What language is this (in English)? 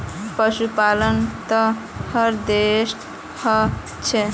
Magahi